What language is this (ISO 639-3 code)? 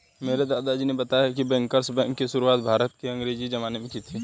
hin